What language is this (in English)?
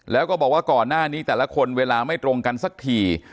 Thai